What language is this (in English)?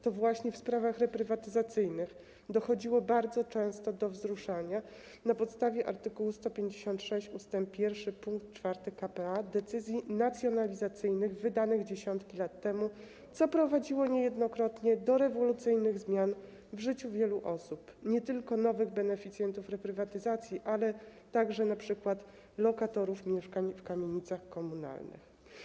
Polish